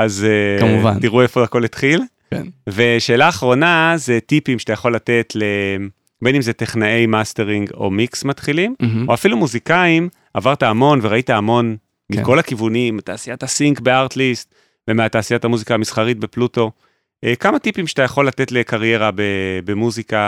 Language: Hebrew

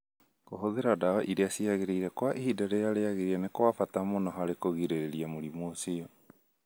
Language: Kikuyu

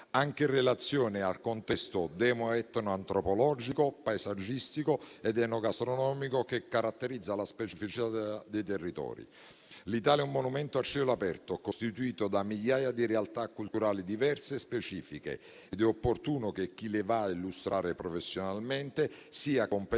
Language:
Italian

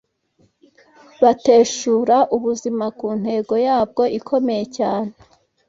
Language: Kinyarwanda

